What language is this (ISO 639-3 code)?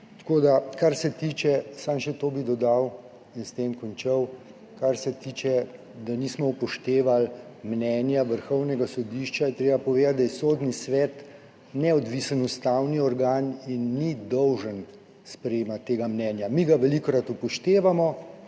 slv